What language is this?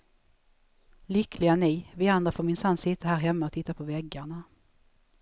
Swedish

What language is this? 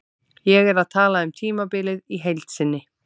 Icelandic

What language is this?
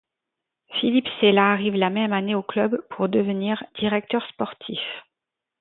French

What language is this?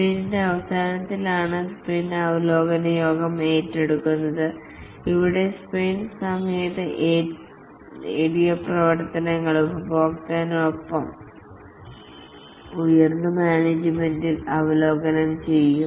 Malayalam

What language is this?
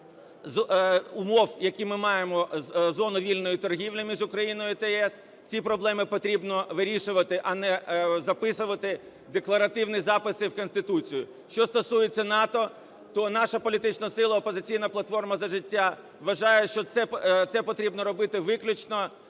Ukrainian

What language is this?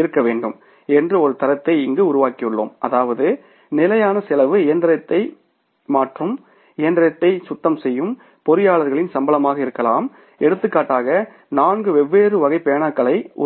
Tamil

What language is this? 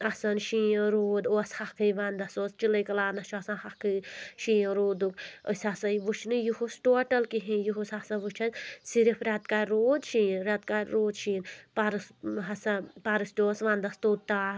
Kashmiri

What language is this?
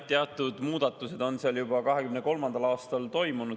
Estonian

